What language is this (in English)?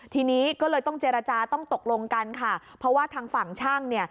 Thai